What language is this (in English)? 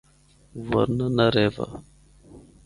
Northern Hindko